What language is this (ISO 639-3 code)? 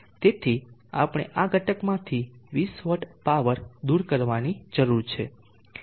guj